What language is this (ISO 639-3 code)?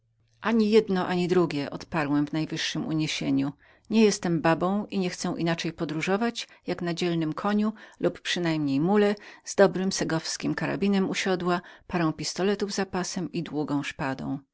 pol